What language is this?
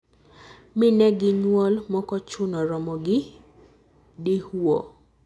Luo (Kenya and Tanzania)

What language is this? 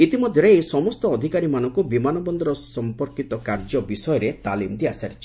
Odia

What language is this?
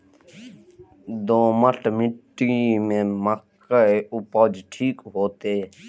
Maithili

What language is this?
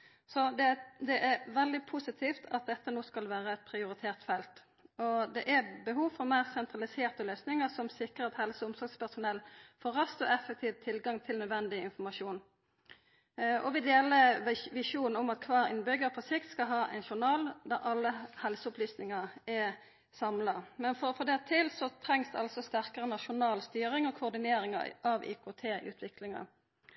Norwegian Nynorsk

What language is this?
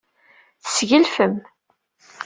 Kabyle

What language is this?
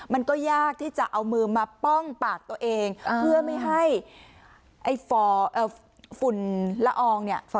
Thai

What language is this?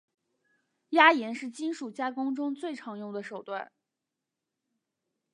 Chinese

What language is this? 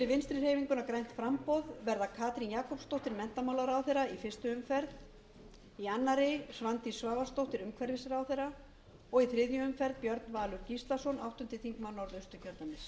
Icelandic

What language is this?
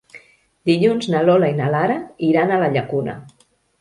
Catalan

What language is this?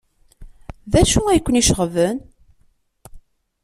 Kabyle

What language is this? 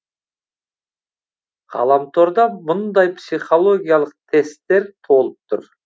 Kazakh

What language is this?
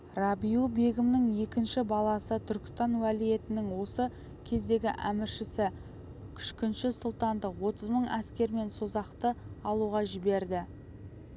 Kazakh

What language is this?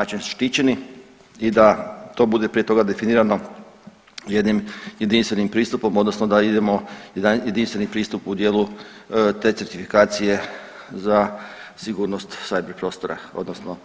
Croatian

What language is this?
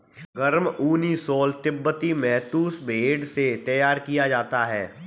Hindi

